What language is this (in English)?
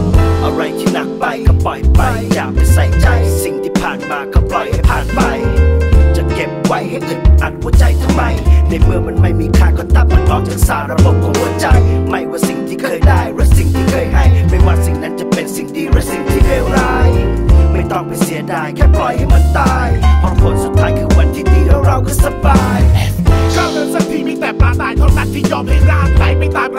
Thai